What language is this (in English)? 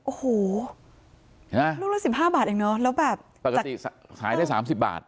Thai